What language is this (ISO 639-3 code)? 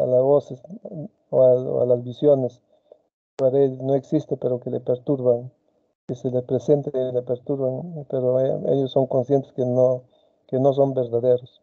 spa